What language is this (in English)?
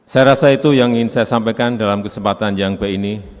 Indonesian